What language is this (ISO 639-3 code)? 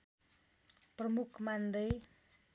nep